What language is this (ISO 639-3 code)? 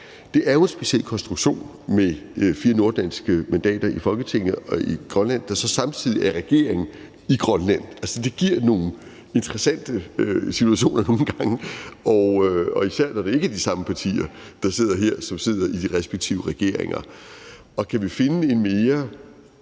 dan